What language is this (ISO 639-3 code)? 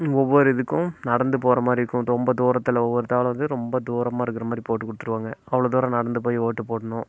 tam